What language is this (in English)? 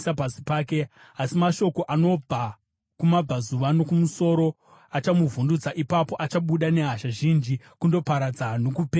Shona